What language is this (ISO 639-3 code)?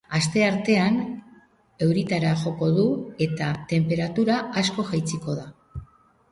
eus